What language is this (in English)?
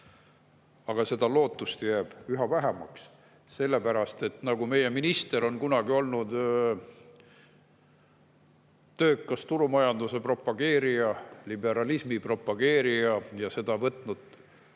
Estonian